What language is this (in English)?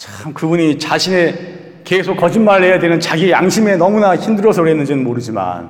Korean